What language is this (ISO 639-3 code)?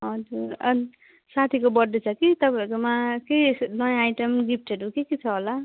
nep